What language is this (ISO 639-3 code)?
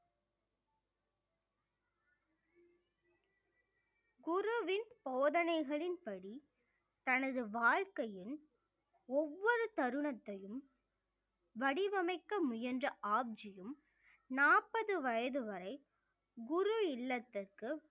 tam